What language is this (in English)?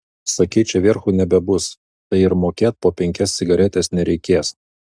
Lithuanian